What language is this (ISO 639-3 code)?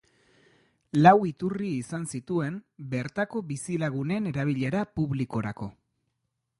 eus